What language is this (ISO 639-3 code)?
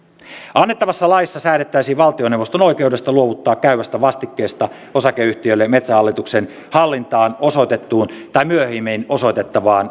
fin